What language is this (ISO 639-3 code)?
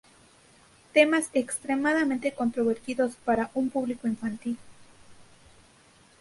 spa